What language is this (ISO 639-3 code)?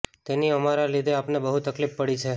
guj